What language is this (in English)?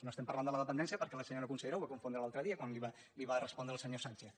Catalan